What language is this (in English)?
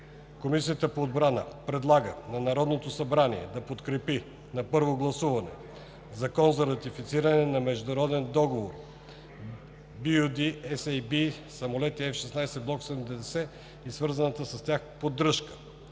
Bulgarian